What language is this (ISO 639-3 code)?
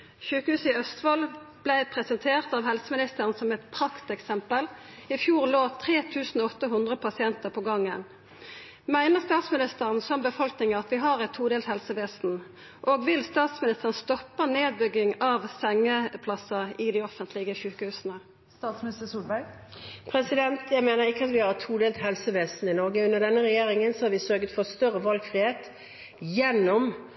nor